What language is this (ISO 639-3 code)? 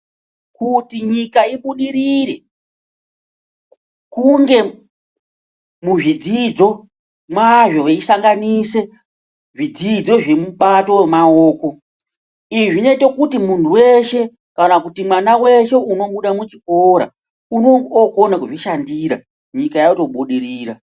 ndc